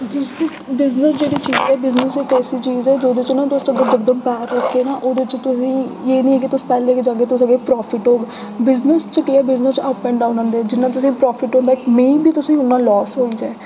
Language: Dogri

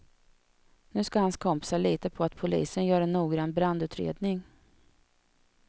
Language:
Swedish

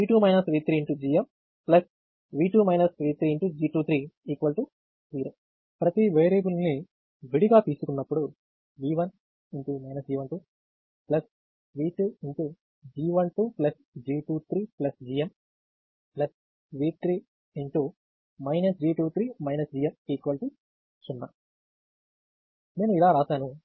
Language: Telugu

